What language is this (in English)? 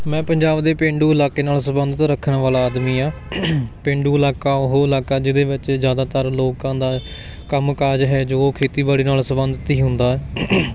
Punjabi